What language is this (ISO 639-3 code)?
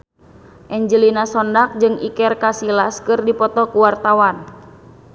sun